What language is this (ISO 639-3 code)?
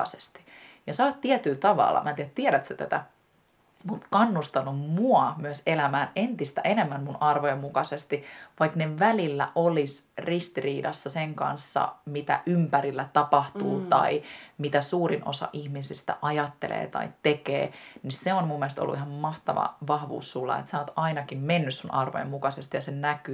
fin